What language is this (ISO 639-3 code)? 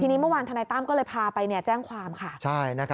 tha